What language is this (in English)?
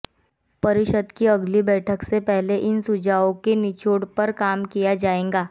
Hindi